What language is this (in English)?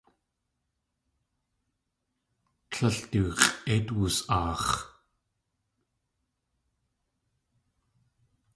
Tlingit